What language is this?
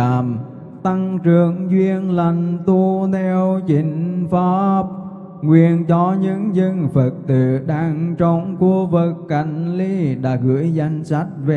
Vietnamese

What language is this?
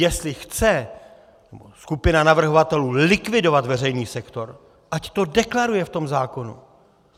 Czech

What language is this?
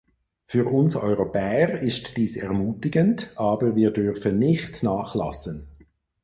German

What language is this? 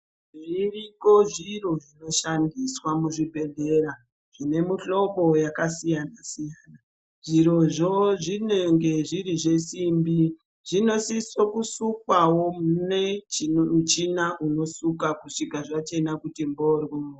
Ndau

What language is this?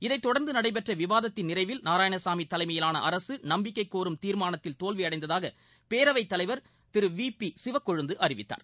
Tamil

